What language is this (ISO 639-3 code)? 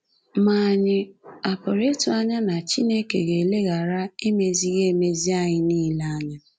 ibo